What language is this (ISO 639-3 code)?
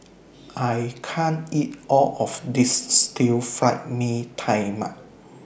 eng